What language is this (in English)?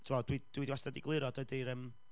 Welsh